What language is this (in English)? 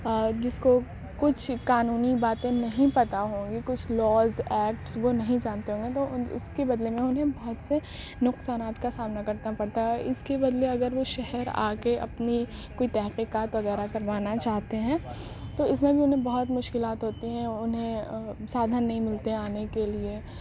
Urdu